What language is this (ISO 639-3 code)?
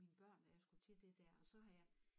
dan